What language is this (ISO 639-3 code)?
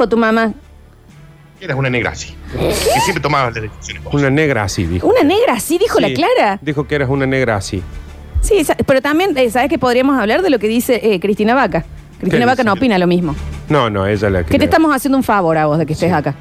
spa